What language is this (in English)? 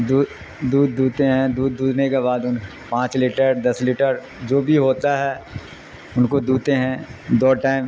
Urdu